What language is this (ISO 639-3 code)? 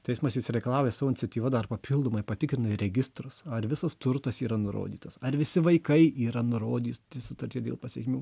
lit